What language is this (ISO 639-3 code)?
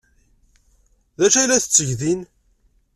kab